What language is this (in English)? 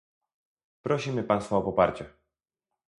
Polish